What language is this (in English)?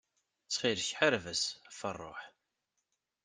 Kabyle